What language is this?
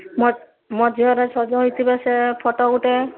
Odia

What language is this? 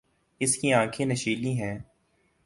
Urdu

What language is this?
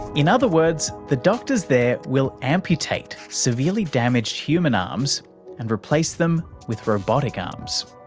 English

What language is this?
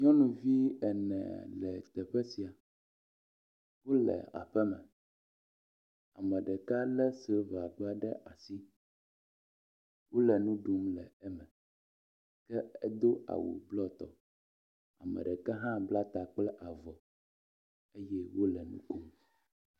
Ewe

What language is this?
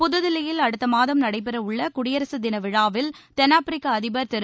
Tamil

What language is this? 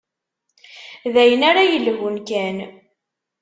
Kabyle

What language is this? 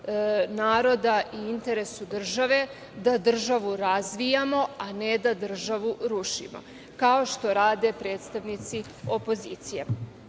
Serbian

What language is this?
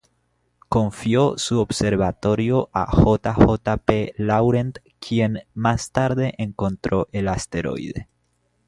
Spanish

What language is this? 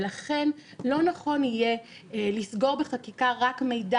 Hebrew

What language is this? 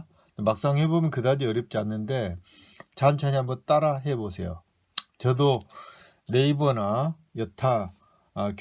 Korean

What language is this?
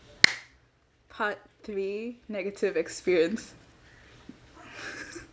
English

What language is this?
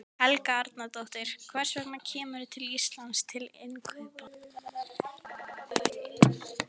Icelandic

